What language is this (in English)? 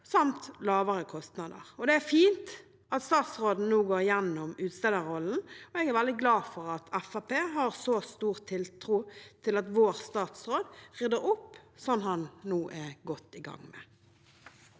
Norwegian